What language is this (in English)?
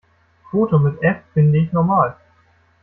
German